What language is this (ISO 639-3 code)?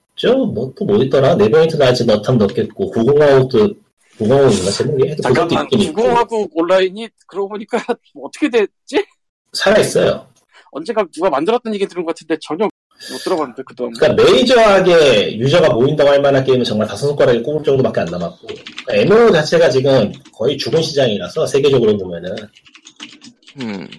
kor